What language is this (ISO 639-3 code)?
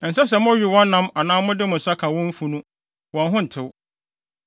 aka